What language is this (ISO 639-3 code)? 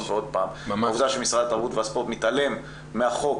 heb